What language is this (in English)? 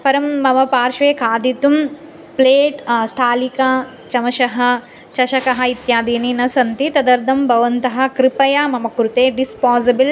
Sanskrit